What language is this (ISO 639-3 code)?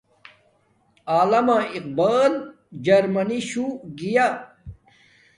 dmk